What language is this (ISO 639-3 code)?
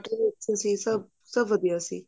pan